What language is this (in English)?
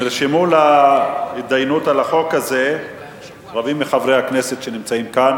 Hebrew